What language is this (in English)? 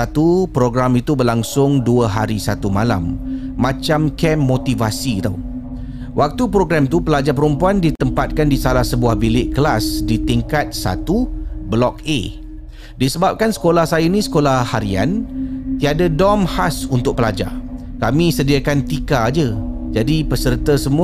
Malay